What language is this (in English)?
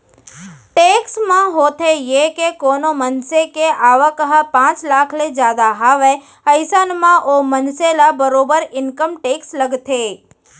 Chhattisgarhi